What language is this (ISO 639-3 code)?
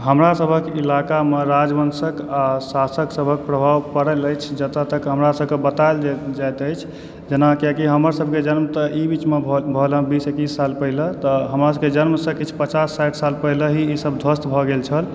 mai